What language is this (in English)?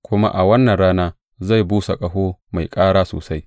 Hausa